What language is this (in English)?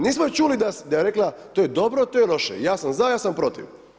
Croatian